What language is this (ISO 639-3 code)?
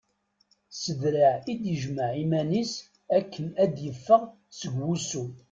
kab